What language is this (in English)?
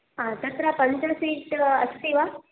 Sanskrit